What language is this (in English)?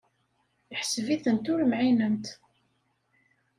Kabyle